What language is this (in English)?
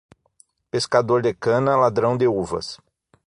Portuguese